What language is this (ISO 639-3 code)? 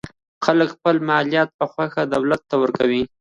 pus